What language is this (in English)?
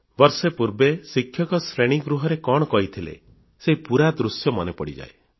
Odia